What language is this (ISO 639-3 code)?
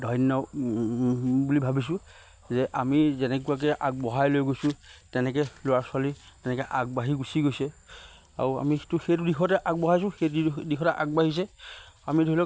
asm